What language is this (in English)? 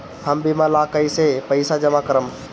Bhojpuri